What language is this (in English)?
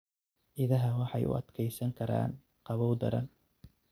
Somali